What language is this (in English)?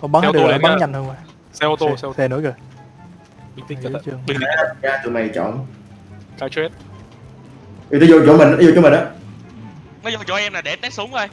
Vietnamese